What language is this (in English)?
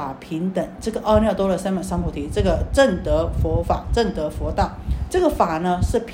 Chinese